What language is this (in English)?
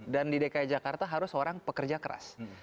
Indonesian